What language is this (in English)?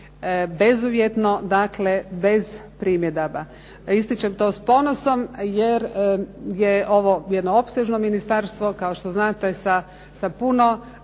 Croatian